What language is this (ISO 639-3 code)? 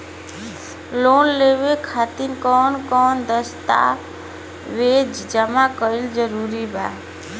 bho